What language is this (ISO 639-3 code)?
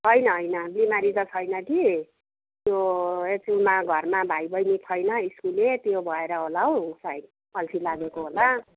nep